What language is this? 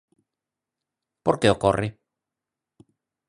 Galician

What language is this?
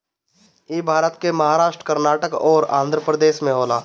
Bhojpuri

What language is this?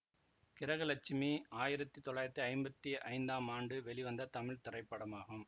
Tamil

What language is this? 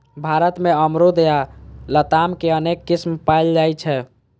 Maithili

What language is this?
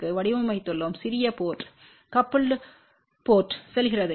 Tamil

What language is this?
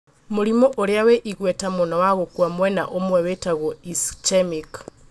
Kikuyu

